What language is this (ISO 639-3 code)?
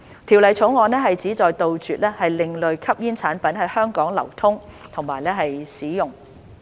yue